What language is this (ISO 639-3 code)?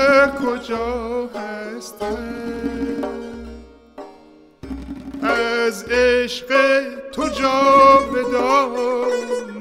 fas